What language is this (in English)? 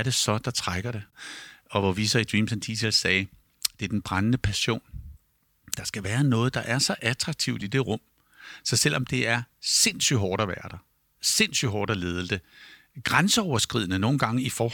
Danish